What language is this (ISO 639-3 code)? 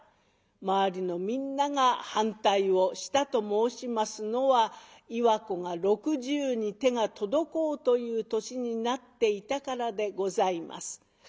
jpn